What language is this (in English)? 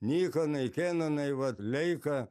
Lithuanian